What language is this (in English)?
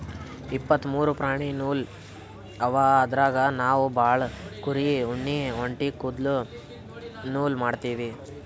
Kannada